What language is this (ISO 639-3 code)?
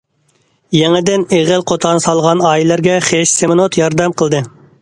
uig